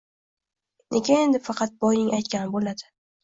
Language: Uzbek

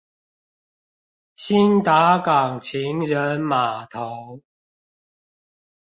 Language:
Chinese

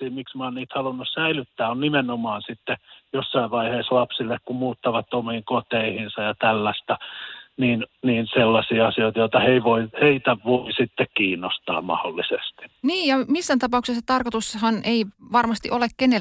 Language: Finnish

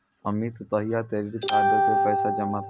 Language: Maithili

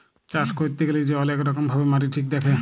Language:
Bangla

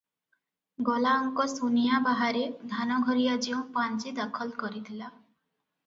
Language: Odia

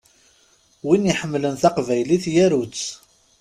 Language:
Kabyle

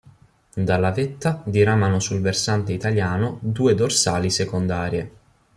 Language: Italian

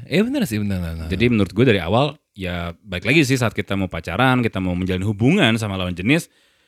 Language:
Indonesian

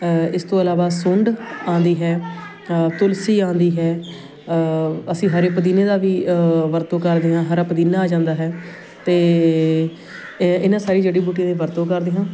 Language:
Punjabi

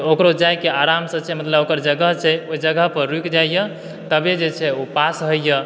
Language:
Maithili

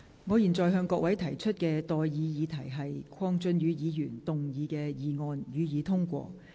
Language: Cantonese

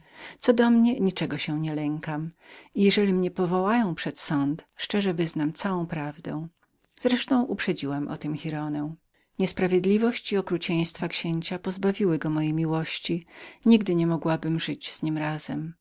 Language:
Polish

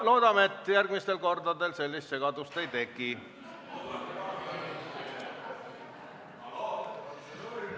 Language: Estonian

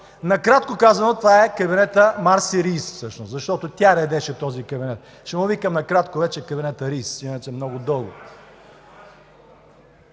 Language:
Bulgarian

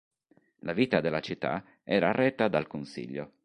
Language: Italian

